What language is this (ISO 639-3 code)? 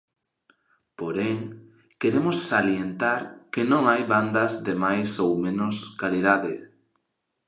glg